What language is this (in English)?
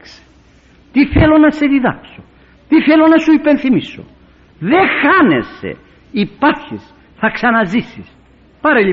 Greek